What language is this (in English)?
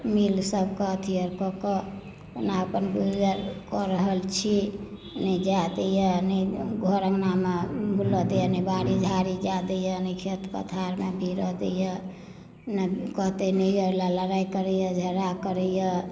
Maithili